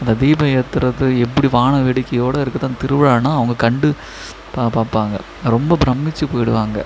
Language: Tamil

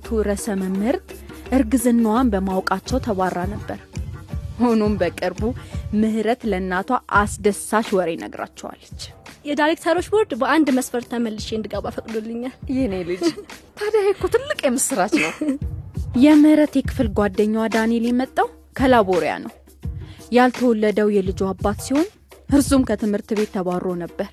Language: Amharic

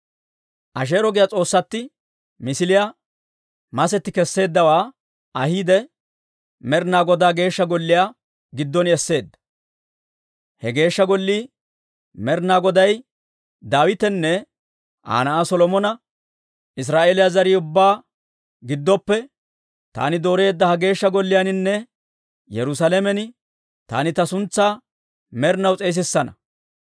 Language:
Dawro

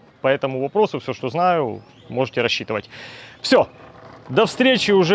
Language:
Russian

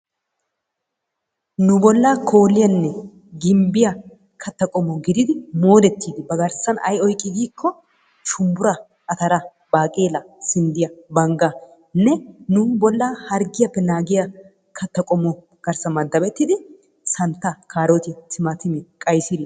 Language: Wolaytta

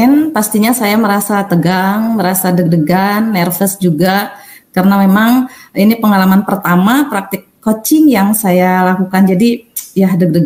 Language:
Indonesian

